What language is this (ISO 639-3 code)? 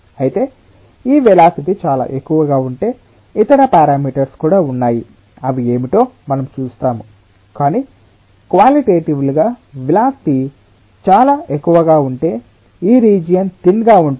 tel